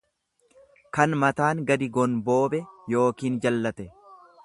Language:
Oromo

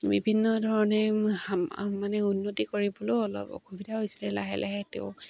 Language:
Assamese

